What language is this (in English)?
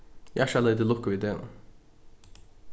Faroese